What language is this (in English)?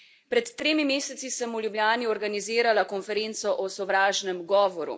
Slovenian